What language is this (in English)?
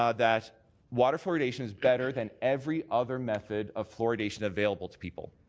English